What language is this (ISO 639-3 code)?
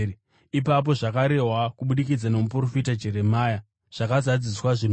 sna